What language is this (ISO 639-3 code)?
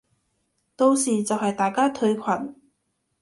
yue